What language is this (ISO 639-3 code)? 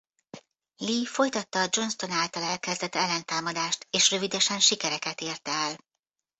hun